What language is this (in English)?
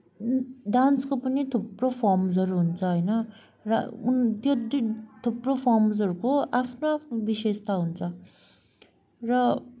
Nepali